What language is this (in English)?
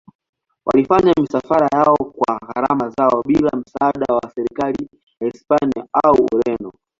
Swahili